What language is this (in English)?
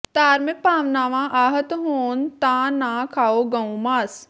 Punjabi